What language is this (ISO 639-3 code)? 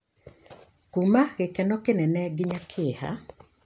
kik